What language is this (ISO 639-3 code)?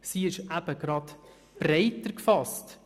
gsw